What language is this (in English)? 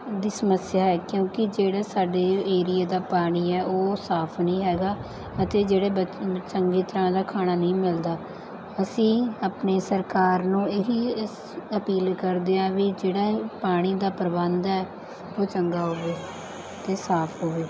Punjabi